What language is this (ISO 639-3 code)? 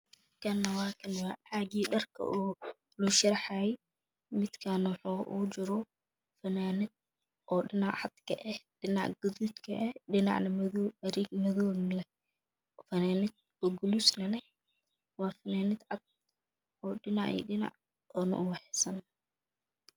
som